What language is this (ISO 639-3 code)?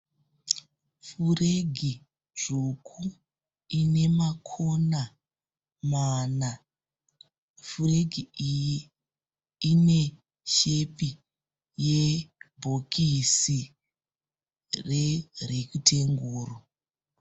sna